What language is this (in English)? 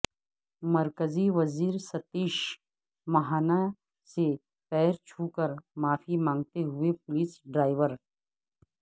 Urdu